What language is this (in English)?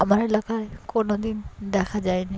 Bangla